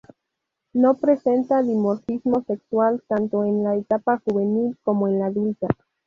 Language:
Spanish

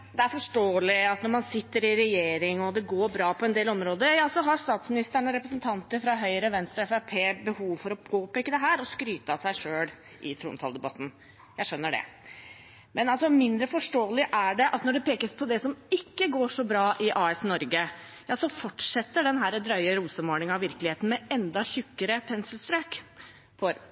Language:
Norwegian Bokmål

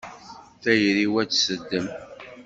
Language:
Kabyle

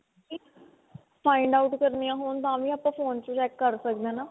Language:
Punjabi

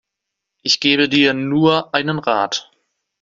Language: German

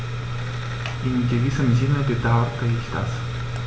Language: German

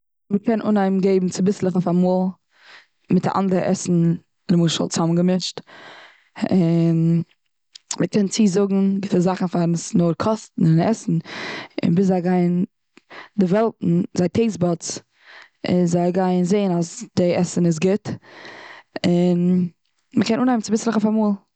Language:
Yiddish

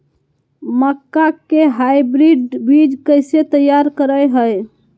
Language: Magahi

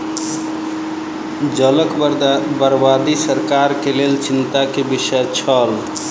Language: Maithili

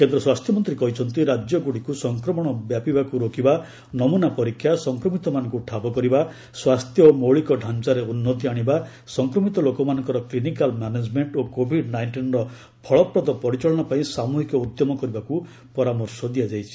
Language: Odia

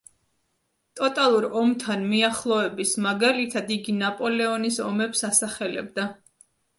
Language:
Georgian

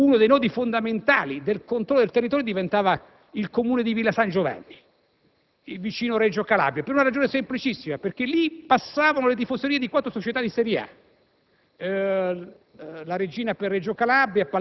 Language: Italian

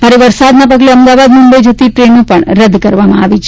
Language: Gujarati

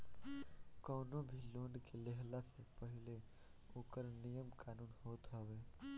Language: Bhojpuri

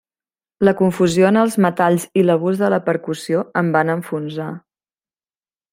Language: Catalan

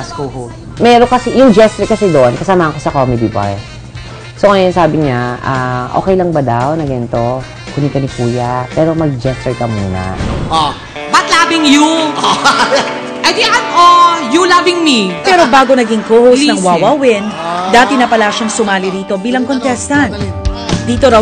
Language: Filipino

